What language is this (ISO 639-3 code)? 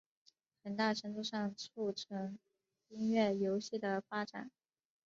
zho